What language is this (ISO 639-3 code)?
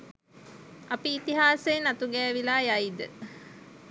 sin